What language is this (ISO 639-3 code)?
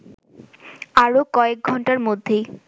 ben